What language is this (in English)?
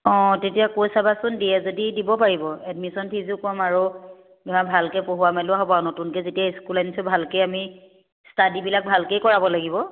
Assamese